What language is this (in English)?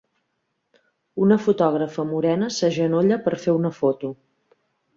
Catalan